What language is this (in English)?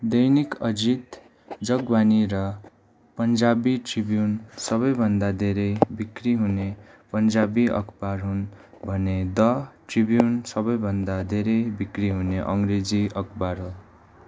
Nepali